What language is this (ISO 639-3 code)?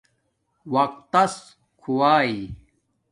dmk